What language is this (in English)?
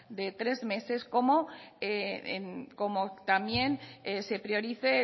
Spanish